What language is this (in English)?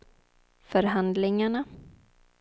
Swedish